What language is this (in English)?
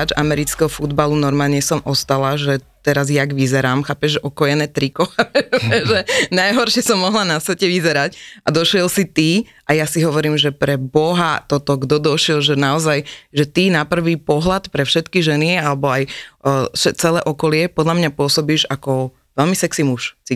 Slovak